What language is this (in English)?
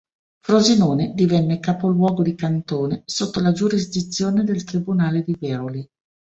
Italian